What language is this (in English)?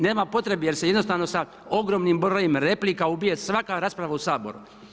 Croatian